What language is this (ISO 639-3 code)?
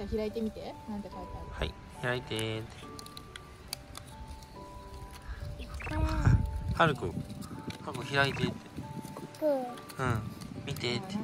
jpn